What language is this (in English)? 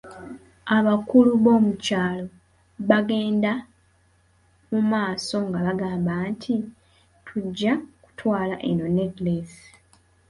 Ganda